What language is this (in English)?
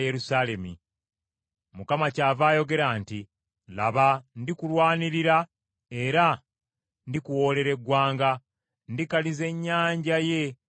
Ganda